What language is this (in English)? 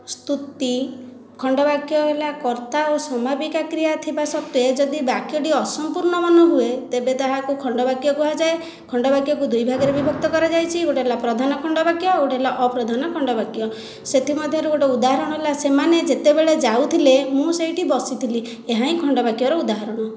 Odia